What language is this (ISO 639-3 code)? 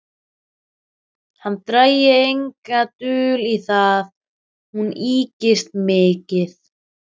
isl